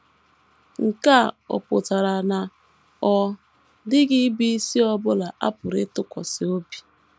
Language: Igbo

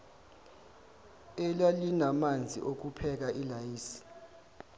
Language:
Zulu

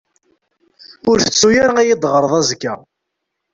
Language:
Kabyle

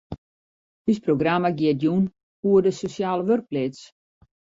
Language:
Western Frisian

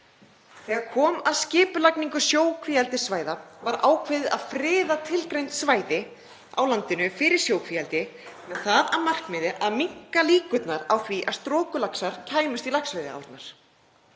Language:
Icelandic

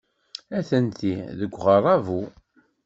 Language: Kabyle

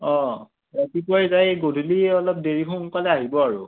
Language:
Assamese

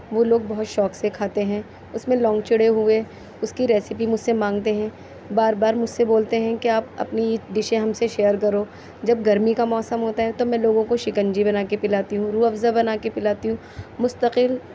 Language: Urdu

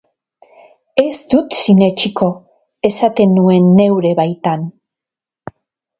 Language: Basque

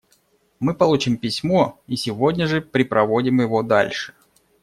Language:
Russian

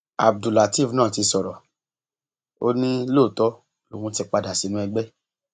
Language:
Yoruba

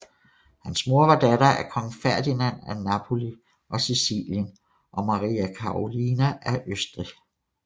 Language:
Danish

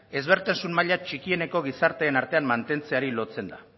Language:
Basque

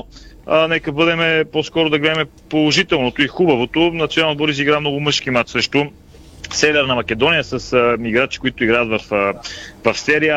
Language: Bulgarian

